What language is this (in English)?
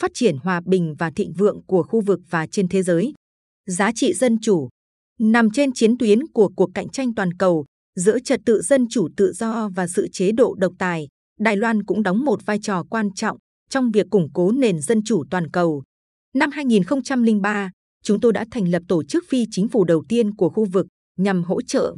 Vietnamese